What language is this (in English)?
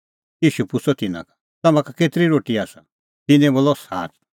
Kullu Pahari